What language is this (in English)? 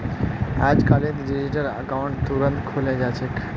Magahi